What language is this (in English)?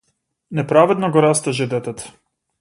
Macedonian